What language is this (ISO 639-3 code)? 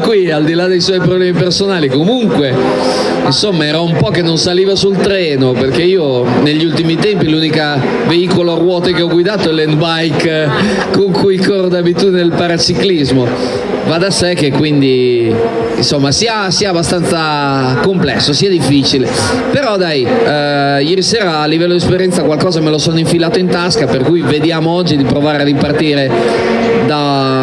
ita